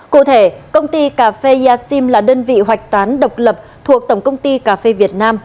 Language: Vietnamese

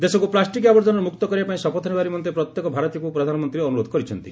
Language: Odia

